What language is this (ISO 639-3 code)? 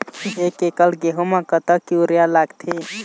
hne